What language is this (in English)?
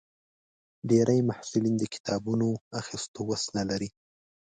Pashto